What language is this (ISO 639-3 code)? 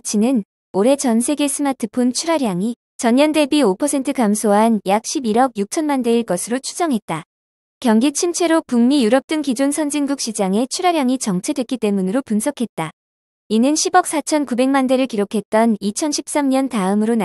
kor